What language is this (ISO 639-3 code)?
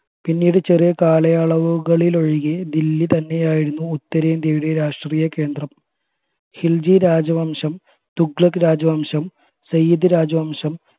mal